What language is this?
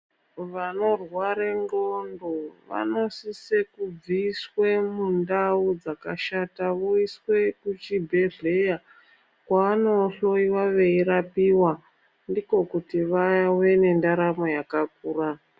Ndau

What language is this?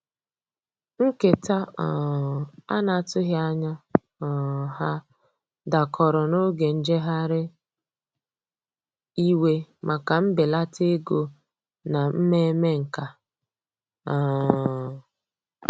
Igbo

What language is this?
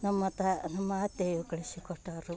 Kannada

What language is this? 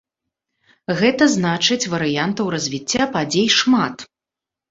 Belarusian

